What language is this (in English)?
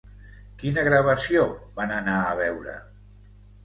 Catalan